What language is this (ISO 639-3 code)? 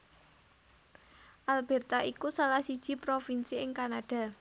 jav